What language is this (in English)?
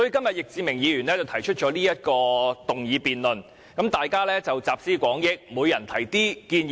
Cantonese